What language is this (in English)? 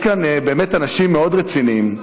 Hebrew